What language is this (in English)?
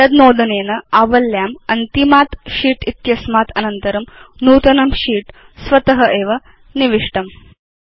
Sanskrit